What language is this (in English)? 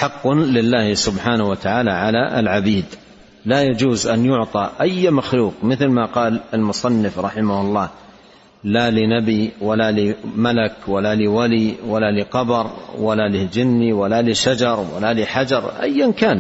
Arabic